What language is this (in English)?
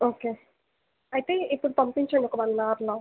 Telugu